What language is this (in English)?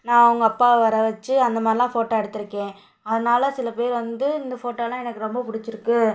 Tamil